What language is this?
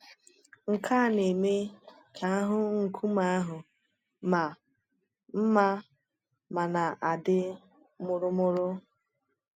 Igbo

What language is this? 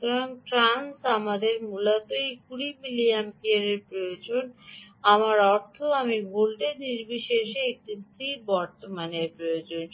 Bangla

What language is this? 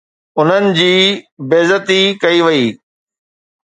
Sindhi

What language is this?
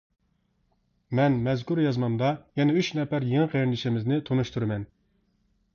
Uyghur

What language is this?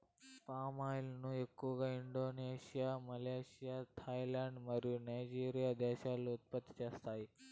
Telugu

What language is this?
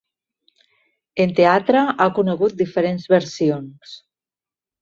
Catalan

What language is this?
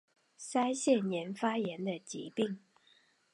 Chinese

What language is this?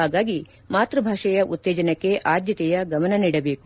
Kannada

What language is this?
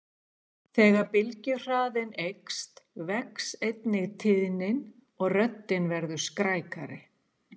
Icelandic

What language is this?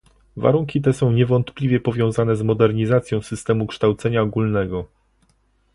Polish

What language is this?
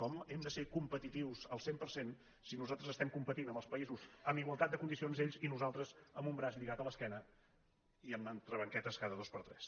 Catalan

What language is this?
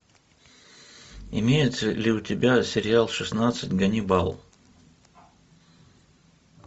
Russian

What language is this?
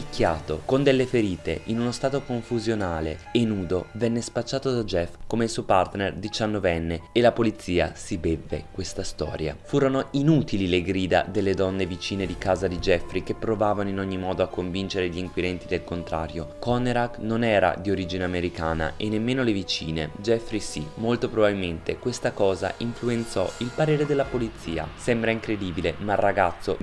Italian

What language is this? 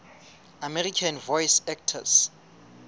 Southern Sotho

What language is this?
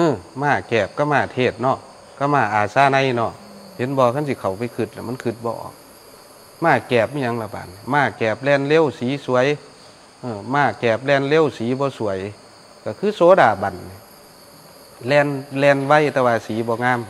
Thai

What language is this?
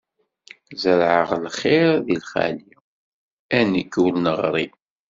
Kabyle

